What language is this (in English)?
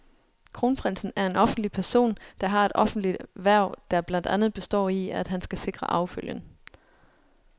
Danish